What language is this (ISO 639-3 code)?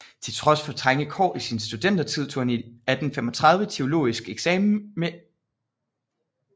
dan